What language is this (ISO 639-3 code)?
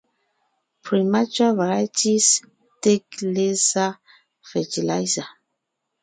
nnh